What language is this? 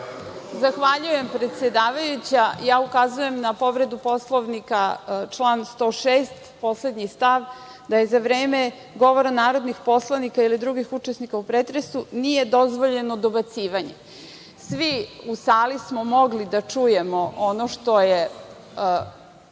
Serbian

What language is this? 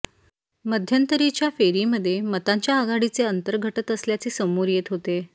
Marathi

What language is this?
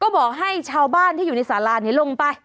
Thai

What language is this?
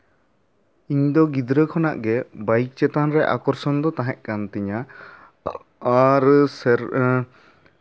Santali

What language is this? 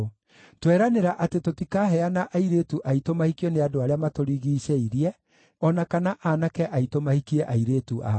Kikuyu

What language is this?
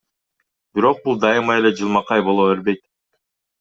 Kyrgyz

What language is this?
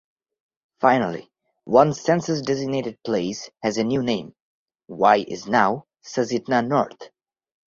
English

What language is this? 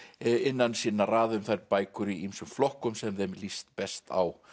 Icelandic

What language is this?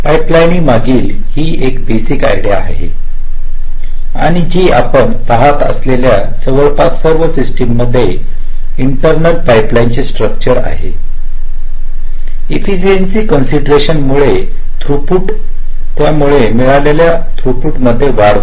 Marathi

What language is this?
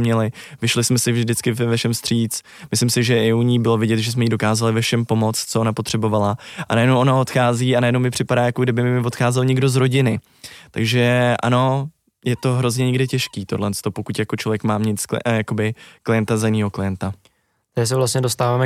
Czech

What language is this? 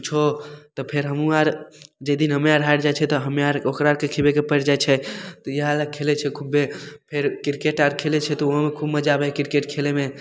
Maithili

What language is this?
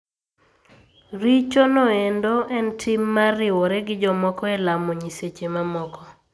Luo (Kenya and Tanzania)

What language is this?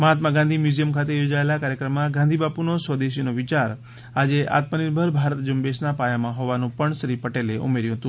Gujarati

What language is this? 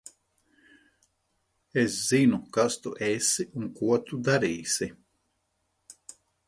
Latvian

